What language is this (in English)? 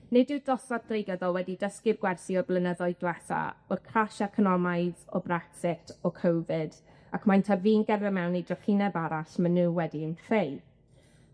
Welsh